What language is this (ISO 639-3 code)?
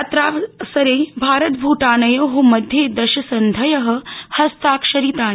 san